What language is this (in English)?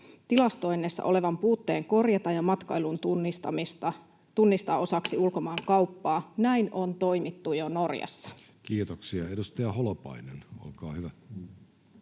Finnish